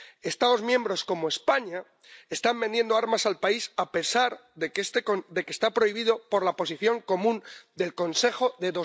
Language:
Spanish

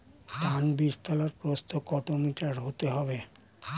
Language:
Bangla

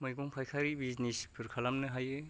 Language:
Bodo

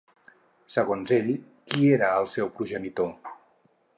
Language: Catalan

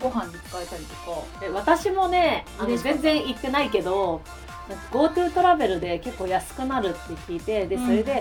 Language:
Japanese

